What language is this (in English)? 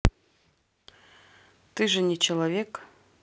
Russian